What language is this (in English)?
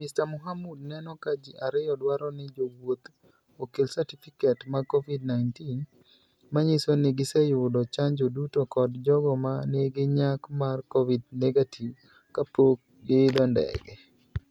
Luo (Kenya and Tanzania)